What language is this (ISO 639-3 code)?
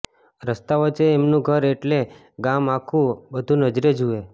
guj